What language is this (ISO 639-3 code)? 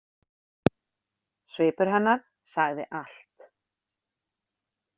isl